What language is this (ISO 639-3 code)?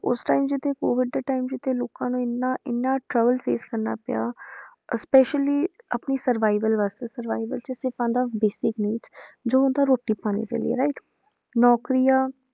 pan